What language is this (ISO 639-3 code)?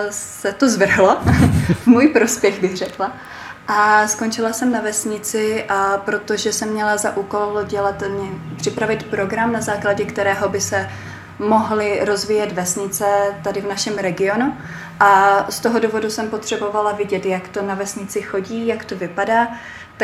ces